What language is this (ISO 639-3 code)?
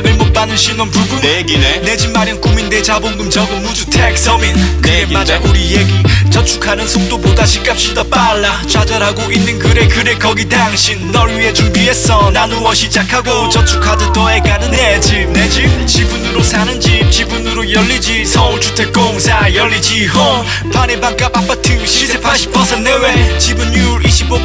kor